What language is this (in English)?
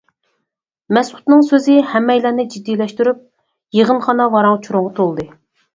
Uyghur